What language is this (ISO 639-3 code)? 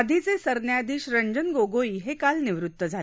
mar